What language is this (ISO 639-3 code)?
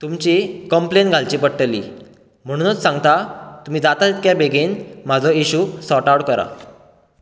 kok